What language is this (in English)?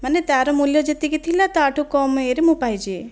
Odia